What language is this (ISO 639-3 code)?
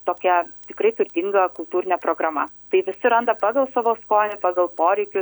lit